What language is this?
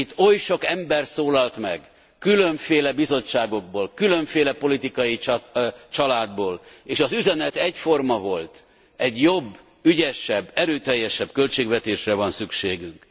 Hungarian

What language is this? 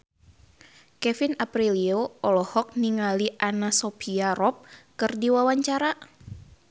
Sundanese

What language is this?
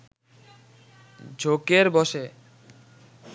Bangla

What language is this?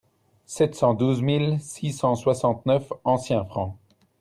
French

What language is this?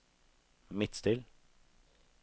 Norwegian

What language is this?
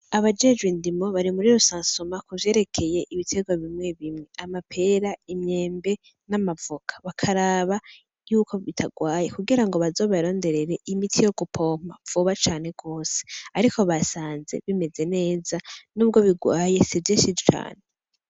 Rundi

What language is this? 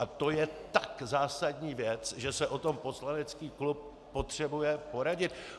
Czech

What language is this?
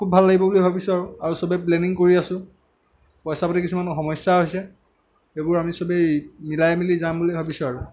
Assamese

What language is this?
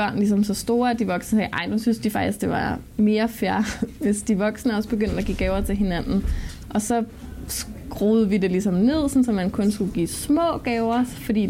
Danish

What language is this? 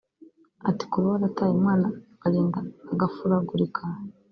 Kinyarwanda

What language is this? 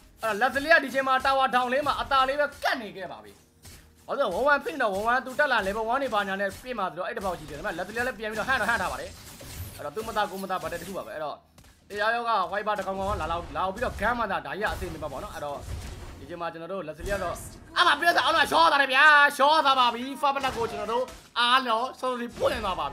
Thai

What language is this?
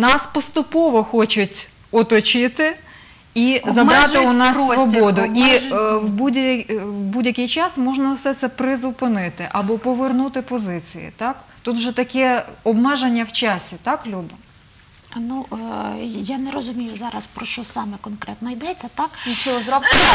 Ukrainian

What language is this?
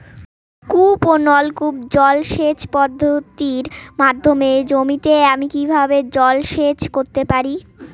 Bangla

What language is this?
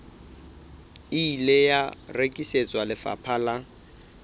Southern Sotho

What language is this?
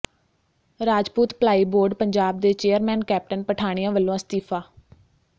Punjabi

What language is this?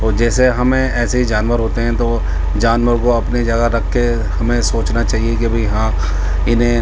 Urdu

